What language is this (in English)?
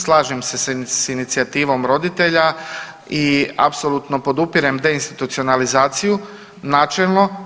Croatian